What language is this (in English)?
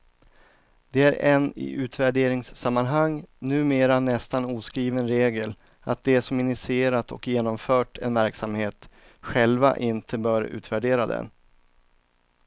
Swedish